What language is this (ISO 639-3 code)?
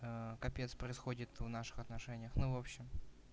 rus